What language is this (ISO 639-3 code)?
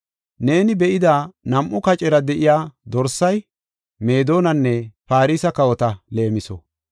gof